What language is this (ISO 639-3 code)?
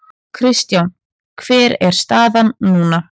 isl